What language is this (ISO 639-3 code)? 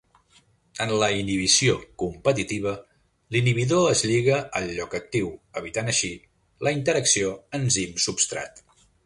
cat